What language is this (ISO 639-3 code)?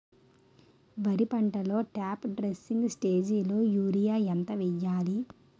tel